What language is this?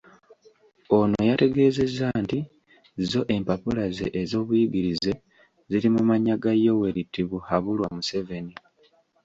Ganda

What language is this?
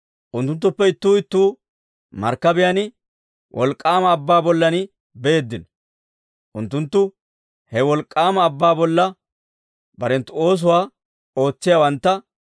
Dawro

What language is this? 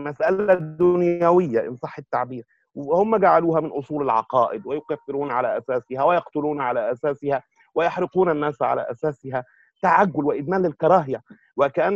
Arabic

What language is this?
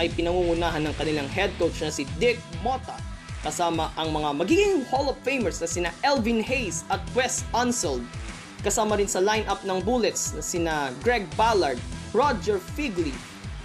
Filipino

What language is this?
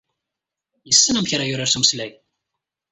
Kabyle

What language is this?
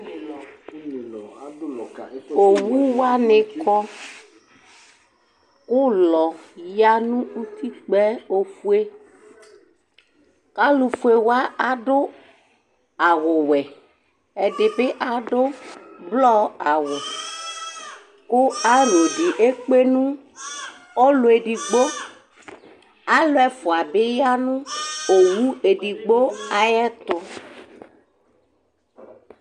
Ikposo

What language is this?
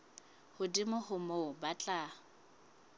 Southern Sotho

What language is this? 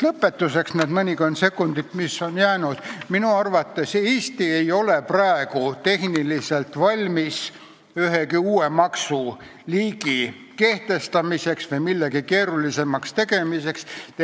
Estonian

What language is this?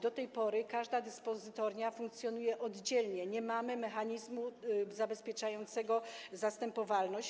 Polish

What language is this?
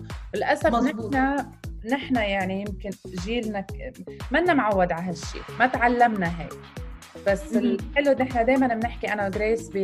Arabic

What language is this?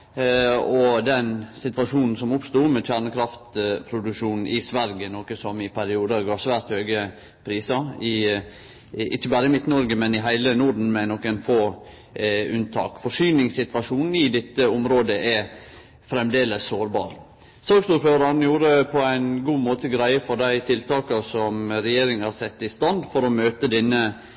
Norwegian Nynorsk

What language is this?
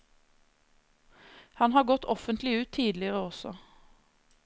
Norwegian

